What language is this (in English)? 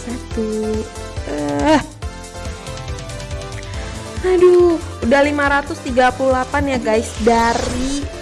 Indonesian